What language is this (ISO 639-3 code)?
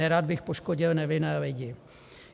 ces